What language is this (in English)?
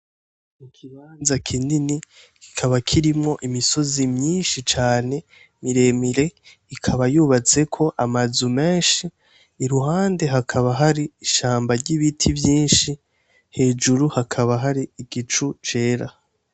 Rundi